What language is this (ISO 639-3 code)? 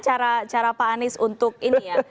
ind